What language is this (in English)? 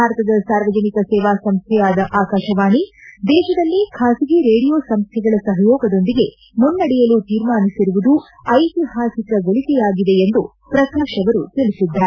Kannada